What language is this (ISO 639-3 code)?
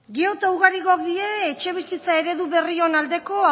eus